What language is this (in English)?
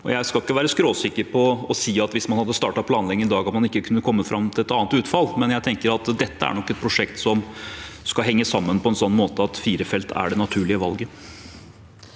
Norwegian